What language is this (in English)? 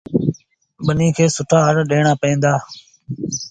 Sindhi Bhil